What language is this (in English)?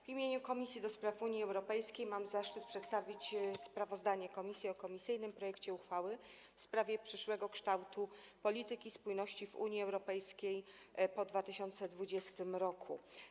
Polish